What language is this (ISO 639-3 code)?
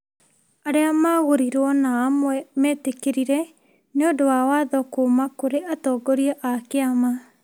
kik